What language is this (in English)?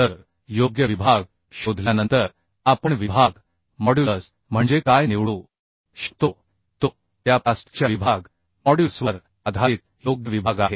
Marathi